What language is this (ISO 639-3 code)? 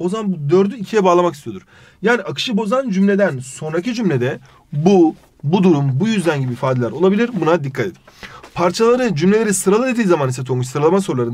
tur